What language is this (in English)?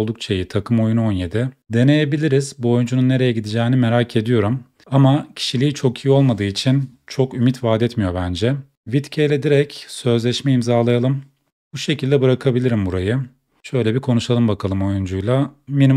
Turkish